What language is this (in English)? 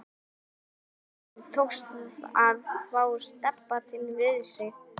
Icelandic